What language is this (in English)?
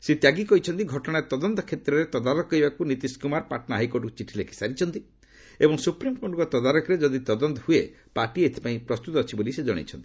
Odia